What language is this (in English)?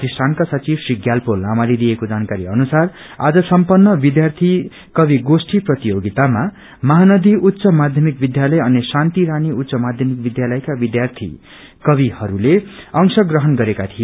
Nepali